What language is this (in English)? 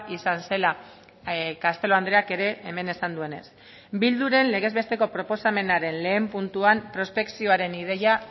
Basque